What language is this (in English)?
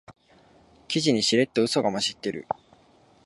Japanese